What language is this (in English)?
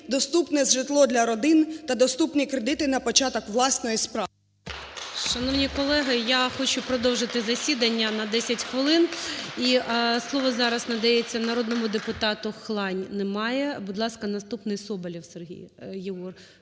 Ukrainian